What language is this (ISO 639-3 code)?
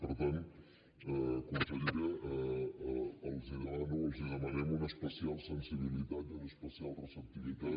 cat